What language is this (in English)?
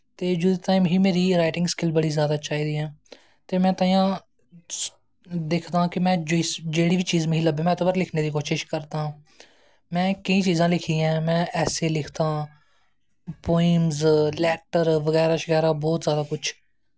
Dogri